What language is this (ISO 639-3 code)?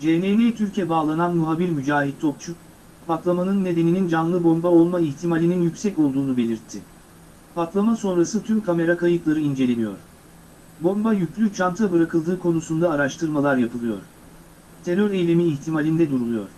tur